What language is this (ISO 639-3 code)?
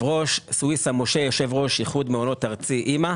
heb